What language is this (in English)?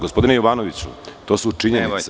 Serbian